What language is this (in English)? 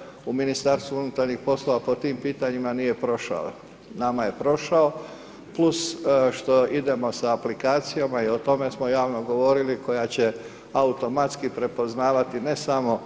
Croatian